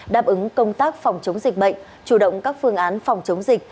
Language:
Vietnamese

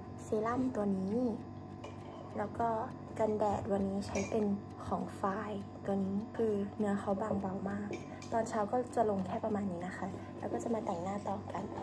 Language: Thai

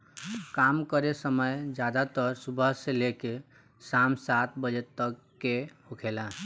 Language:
Bhojpuri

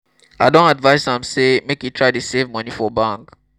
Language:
Nigerian Pidgin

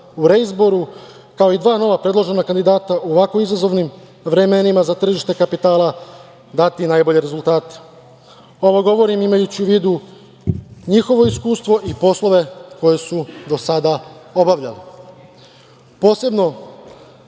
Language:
Serbian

